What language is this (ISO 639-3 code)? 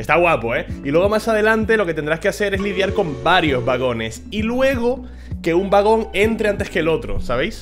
spa